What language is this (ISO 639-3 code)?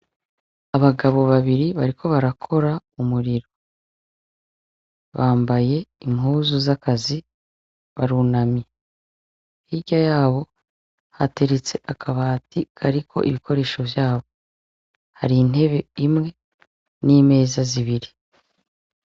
run